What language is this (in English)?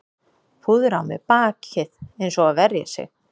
Icelandic